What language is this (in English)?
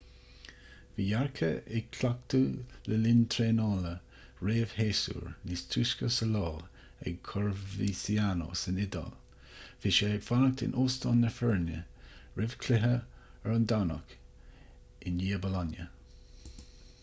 Irish